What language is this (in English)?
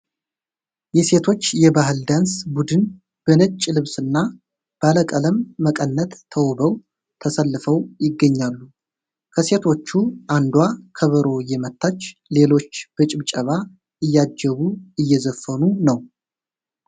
Amharic